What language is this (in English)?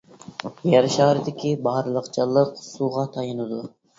Uyghur